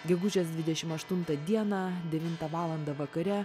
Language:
Lithuanian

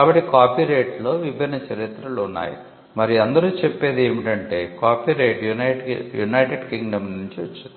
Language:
Telugu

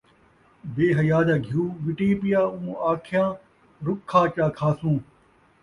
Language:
Saraiki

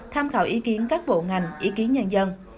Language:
Vietnamese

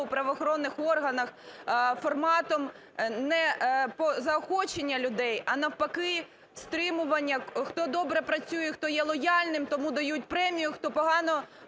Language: Ukrainian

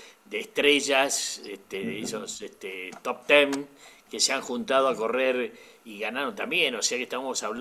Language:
Spanish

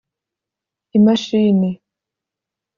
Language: Kinyarwanda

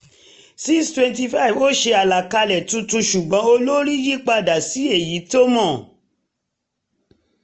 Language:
Yoruba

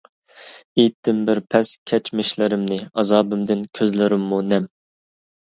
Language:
Uyghur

